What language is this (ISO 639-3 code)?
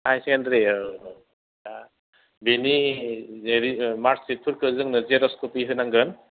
brx